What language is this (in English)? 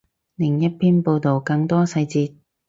Cantonese